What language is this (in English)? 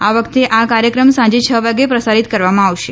Gujarati